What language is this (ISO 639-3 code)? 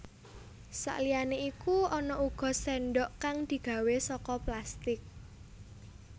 jav